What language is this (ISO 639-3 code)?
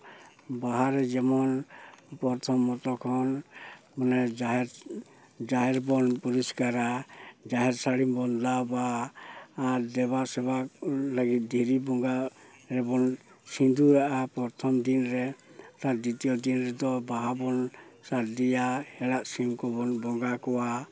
sat